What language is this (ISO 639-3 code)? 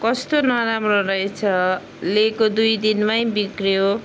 nep